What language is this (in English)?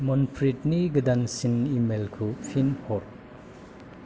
Bodo